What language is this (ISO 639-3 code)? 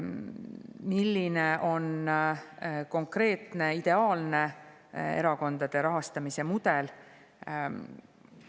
est